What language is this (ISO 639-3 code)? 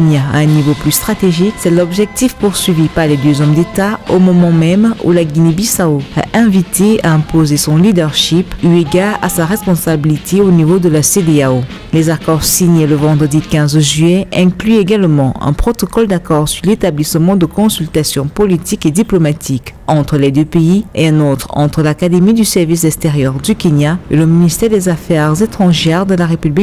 fra